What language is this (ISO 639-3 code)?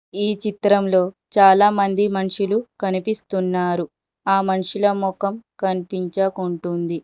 tel